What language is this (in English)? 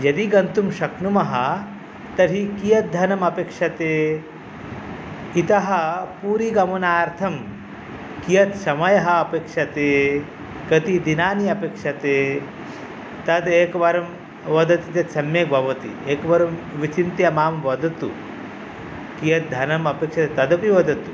Sanskrit